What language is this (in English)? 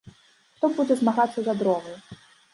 Belarusian